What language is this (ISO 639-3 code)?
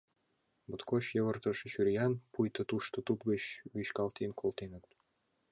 chm